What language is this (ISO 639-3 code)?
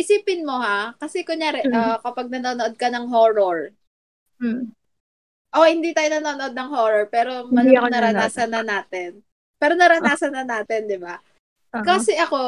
fil